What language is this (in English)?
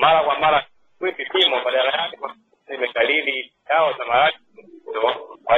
Swahili